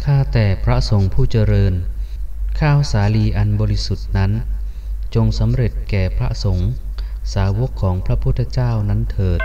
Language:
Thai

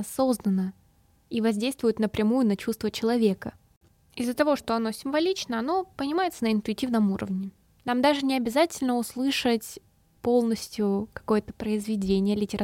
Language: Russian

